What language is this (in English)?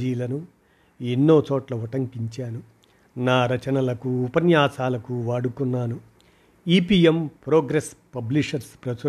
Telugu